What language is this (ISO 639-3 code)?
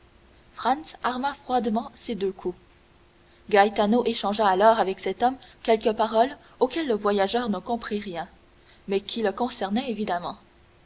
fra